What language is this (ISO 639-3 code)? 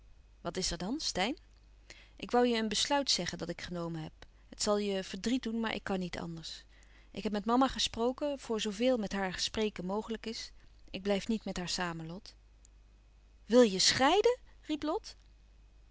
nld